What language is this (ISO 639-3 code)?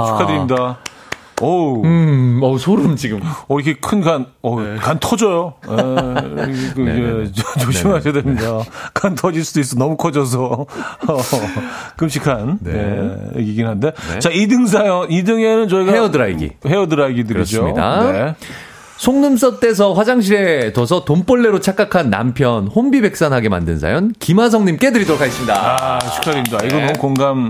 kor